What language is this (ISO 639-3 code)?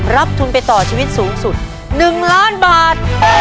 tha